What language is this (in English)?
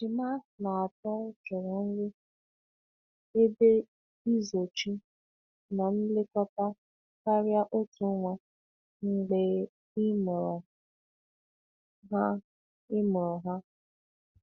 Igbo